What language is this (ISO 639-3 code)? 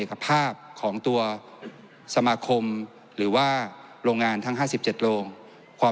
tha